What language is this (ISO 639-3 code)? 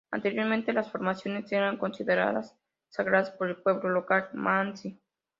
spa